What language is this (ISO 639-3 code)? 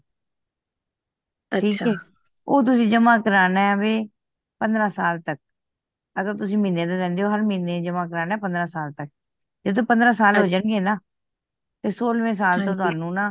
pan